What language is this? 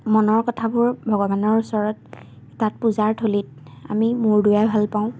Assamese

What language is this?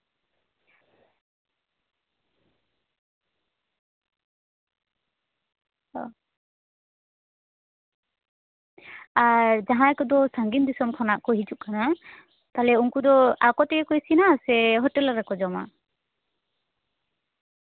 Santali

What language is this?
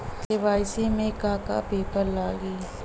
Bhojpuri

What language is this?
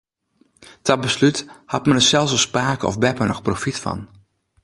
Western Frisian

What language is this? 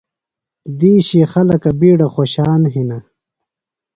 Phalura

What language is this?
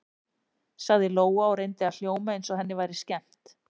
Icelandic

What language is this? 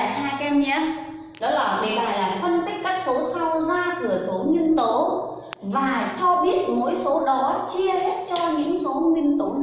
Vietnamese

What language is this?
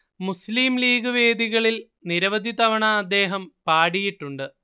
Malayalam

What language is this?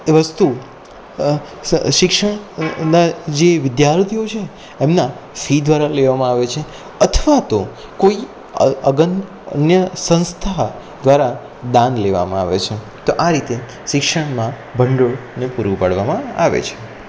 Gujarati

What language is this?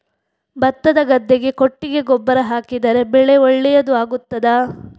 Kannada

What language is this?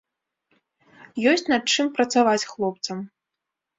Belarusian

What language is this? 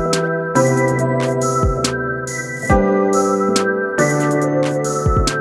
Turkish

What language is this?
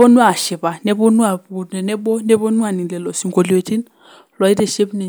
Masai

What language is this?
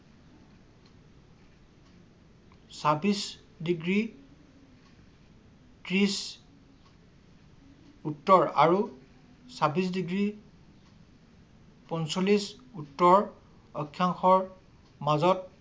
Assamese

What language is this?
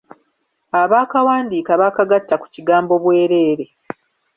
Ganda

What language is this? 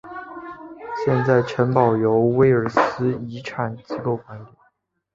Chinese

